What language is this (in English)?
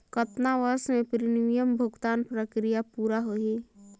Chhattisgarhi